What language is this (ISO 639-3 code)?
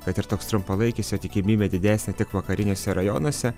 lit